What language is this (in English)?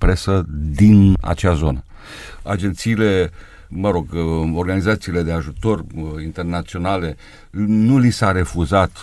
Romanian